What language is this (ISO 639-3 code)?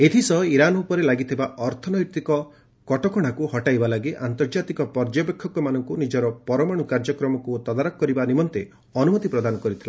ori